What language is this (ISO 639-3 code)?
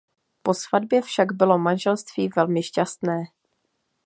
ces